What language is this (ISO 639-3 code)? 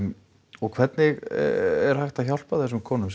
isl